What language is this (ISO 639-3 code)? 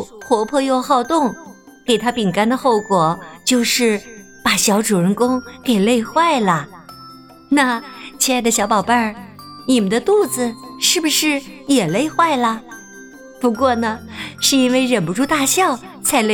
zho